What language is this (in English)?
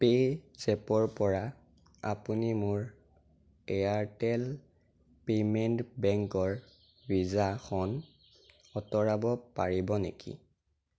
Assamese